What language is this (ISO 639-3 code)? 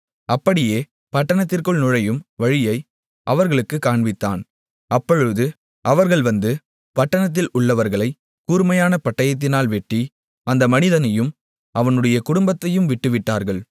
tam